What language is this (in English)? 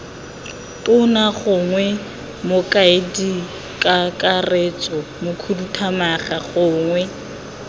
Tswana